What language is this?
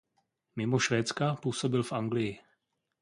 Czech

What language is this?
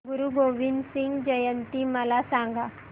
Marathi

